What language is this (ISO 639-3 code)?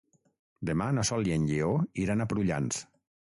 cat